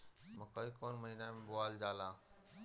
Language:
Bhojpuri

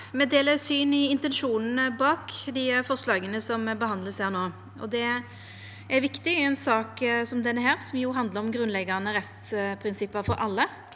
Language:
Norwegian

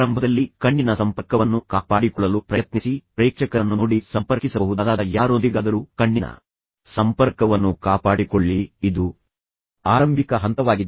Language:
Kannada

